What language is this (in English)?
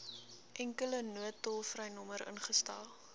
Afrikaans